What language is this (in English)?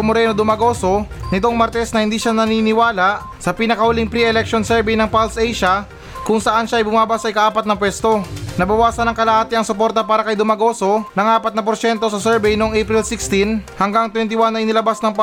Filipino